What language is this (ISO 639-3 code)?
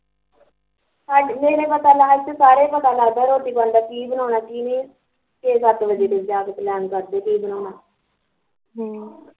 pan